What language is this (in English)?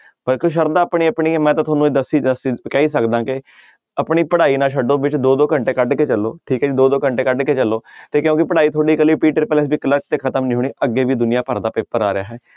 Punjabi